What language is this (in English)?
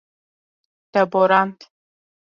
Kurdish